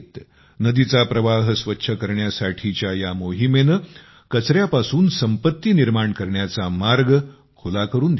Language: Marathi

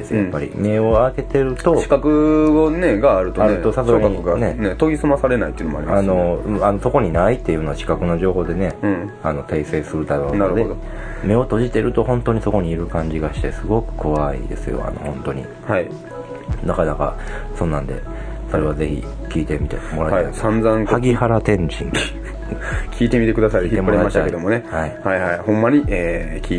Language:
Japanese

